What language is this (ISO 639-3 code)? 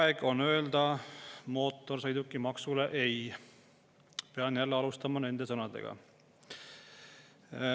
est